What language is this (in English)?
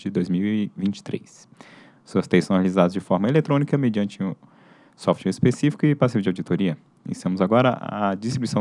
Portuguese